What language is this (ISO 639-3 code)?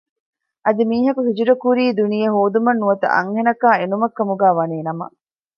div